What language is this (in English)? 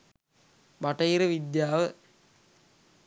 Sinhala